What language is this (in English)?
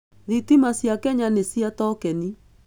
Kikuyu